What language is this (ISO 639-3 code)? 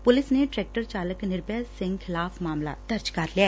pan